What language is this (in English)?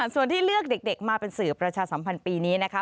Thai